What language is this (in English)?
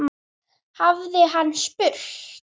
Icelandic